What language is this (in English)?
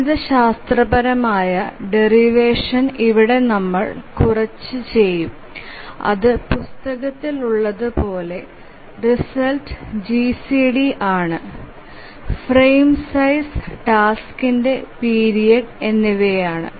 Malayalam